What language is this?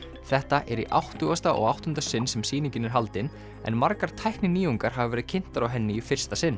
Icelandic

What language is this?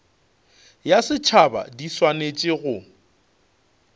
Northern Sotho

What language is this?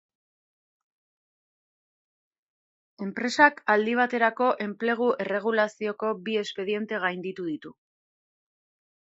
Basque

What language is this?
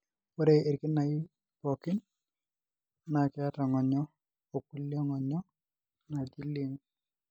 Masai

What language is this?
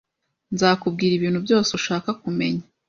Kinyarwanda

